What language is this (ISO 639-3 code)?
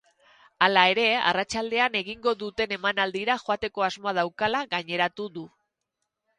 eus